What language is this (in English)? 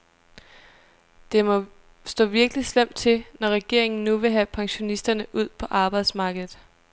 Danish